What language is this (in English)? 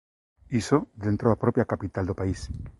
Galician